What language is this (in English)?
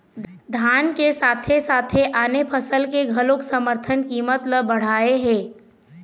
Chhattisgarhi